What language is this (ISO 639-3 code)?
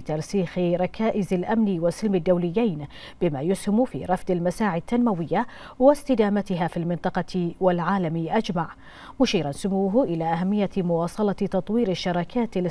ara